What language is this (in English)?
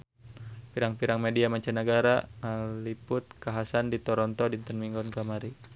Sundanese